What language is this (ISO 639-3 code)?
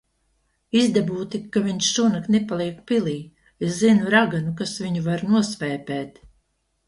lav